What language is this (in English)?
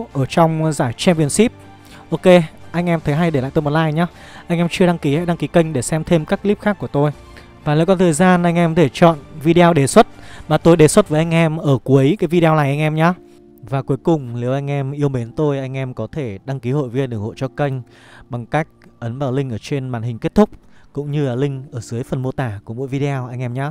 Vietnamese